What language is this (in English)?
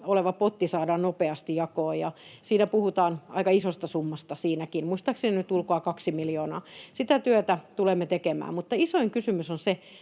Finnish